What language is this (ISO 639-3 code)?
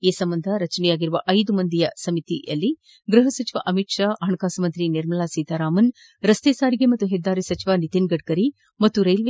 kan